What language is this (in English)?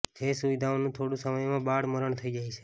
Gujarati